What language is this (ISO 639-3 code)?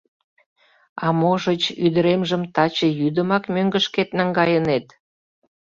chm